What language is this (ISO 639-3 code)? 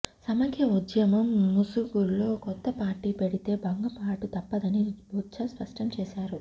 tel